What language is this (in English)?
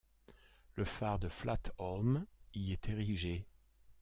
French